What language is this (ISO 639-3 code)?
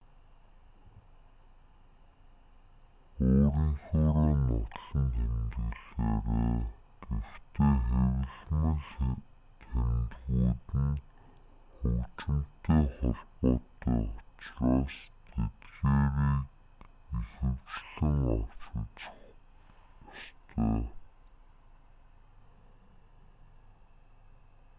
mon